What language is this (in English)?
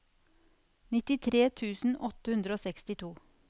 Norwegian